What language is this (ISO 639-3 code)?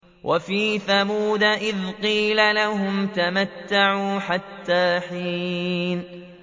ara